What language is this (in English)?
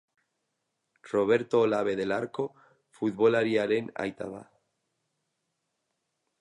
Basque